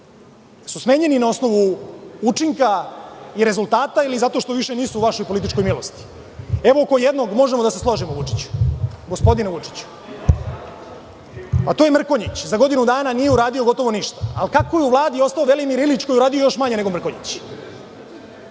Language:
Serbian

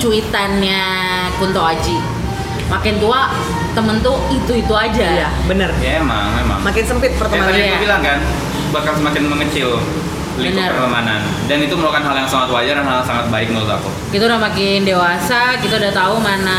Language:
Indonesian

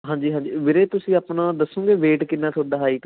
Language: Punjabi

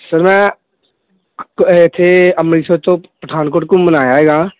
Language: Punjabi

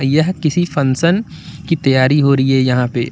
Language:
Hindi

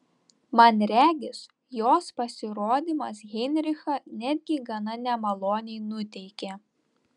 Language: Lithuanian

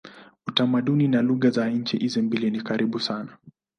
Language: Swahili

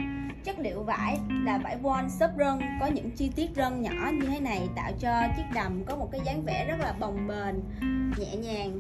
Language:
Vietnamese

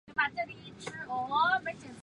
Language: Chinese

